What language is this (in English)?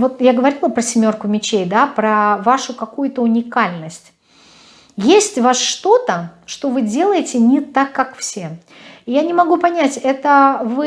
Russian